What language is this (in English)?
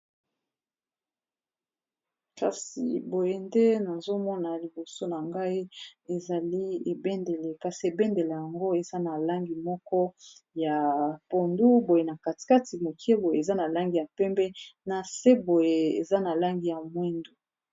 Lingala